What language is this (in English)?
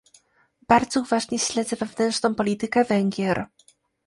Polish